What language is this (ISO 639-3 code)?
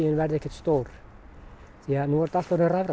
isl